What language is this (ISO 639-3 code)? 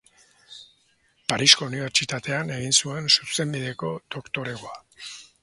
eus